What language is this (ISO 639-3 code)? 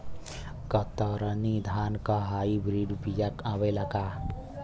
bho